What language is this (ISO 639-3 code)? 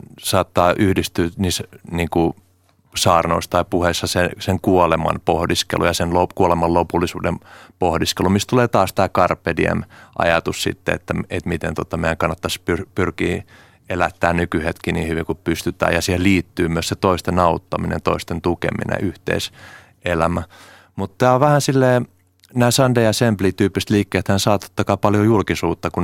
fin